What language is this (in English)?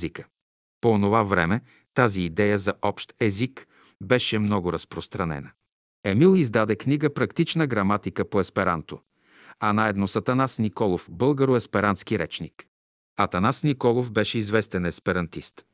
Bulgarian